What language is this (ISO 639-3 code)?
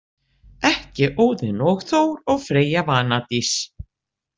isl